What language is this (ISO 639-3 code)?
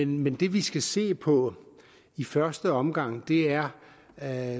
dan